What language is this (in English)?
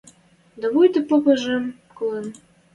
Western Mari